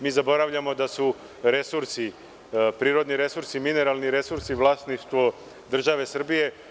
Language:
Serbian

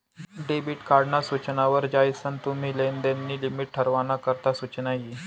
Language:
Marathi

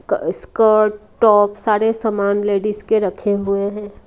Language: Hindi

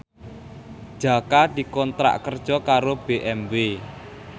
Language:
Javanese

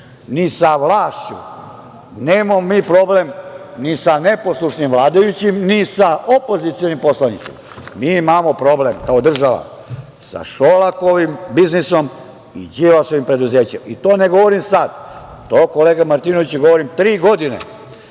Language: Serbian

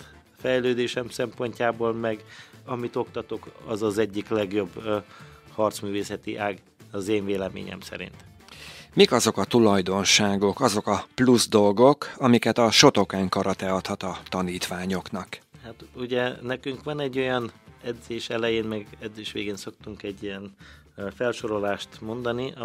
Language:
Hungarian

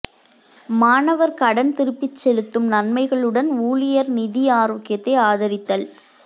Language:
Tamil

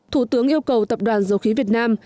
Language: Vietnamese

